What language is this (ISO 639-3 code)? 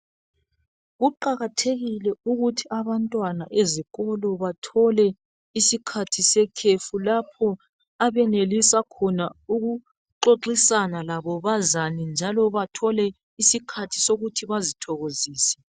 nde